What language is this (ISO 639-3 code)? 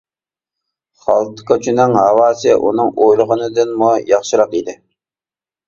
uig